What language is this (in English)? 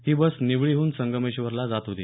Marathi